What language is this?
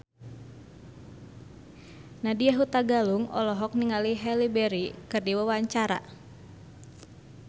Sundanese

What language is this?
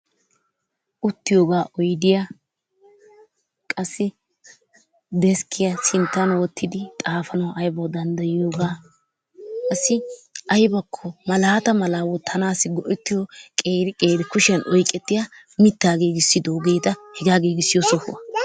Wolaytta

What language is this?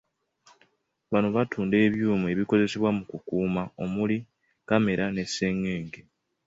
Ganda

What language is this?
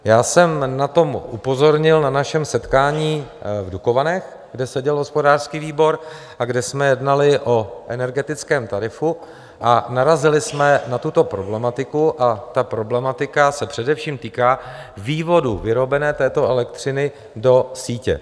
Czech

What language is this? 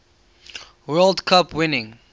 English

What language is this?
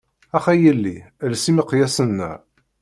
Kabyle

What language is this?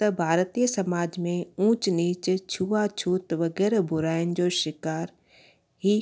Sindhi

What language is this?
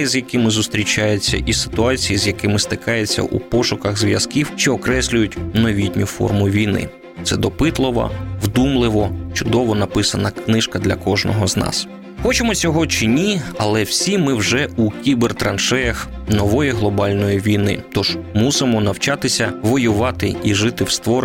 Ukrainian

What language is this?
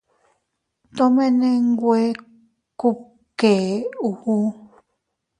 Teutila Cuicatec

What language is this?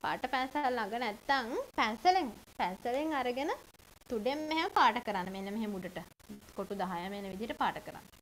Thai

